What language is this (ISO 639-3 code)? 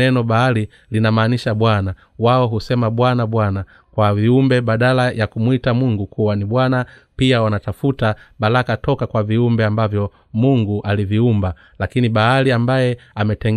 swa